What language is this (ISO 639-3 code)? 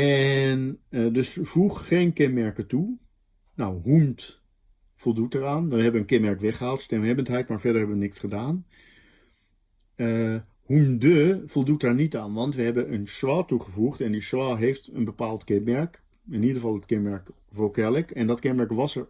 nld